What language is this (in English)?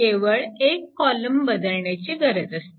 Marathi